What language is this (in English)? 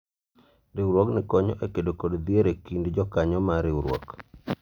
Luo (Kenya and Tanzania)